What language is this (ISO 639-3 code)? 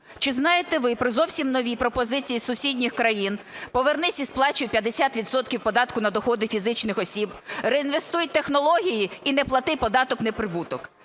ukr